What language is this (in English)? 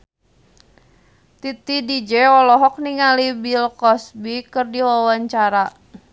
Sundanese